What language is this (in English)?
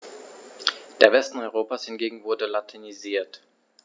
German